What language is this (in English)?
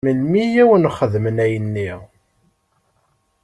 Kabyle